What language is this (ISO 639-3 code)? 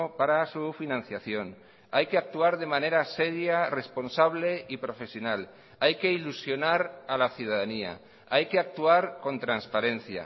spa